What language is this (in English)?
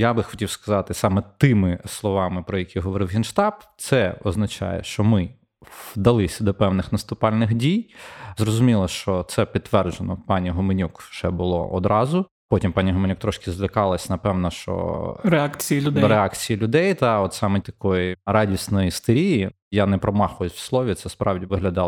Ukrainian